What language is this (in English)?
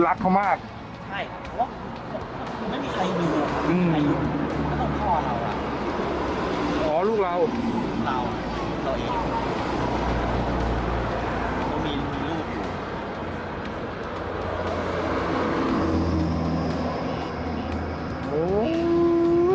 Thai